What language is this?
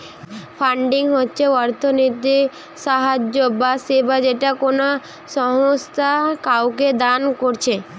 Bangla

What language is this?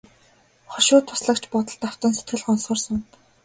Mongolian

